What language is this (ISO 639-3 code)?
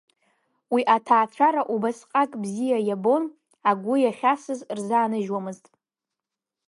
abk